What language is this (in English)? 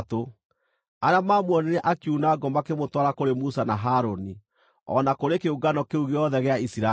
Kikuyu